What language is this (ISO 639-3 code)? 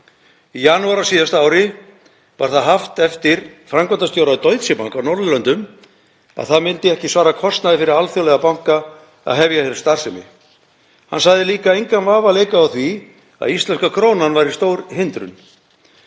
isl